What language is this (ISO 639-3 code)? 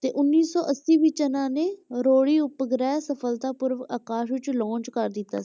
pan